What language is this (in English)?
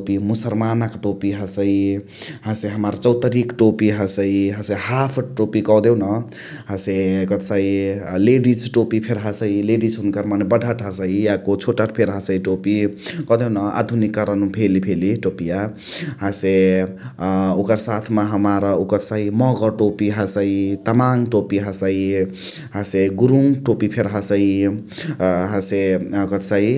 Chitwania Tharu